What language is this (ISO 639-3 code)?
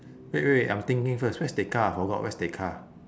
eng